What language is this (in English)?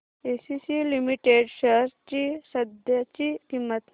Marathi